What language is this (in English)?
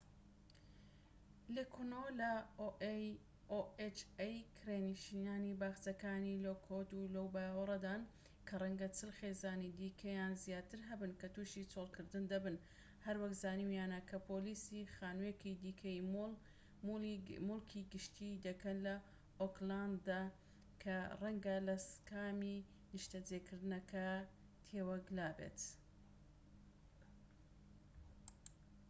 Central Kurdish